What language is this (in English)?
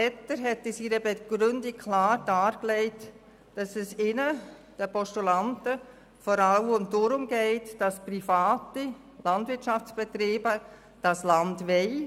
Swiss German